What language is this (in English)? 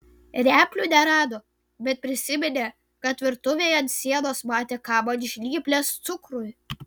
Lithuanian